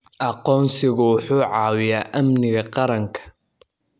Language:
Somali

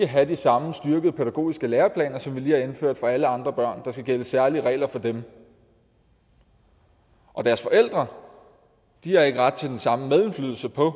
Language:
Danish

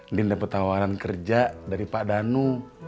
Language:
Indonesian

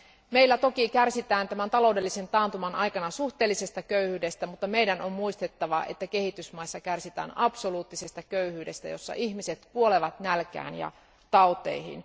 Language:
Finnish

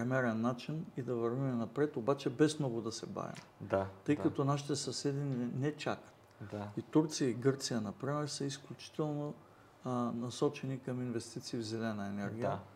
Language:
Bulgarian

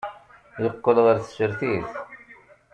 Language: Kabyle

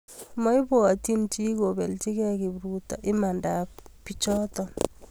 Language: Kalenjin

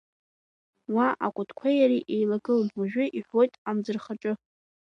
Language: Abkhazian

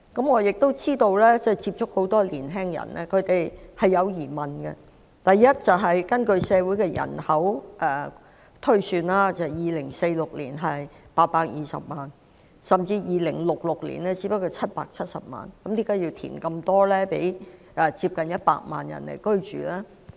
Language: Cantonese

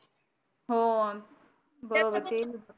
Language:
Marathi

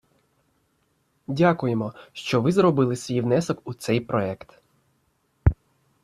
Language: Ukrainian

